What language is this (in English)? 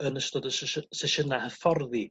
Welsh